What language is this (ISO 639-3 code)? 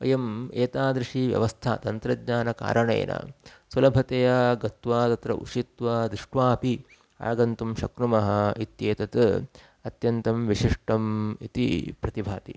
san